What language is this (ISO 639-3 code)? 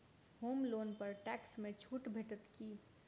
mai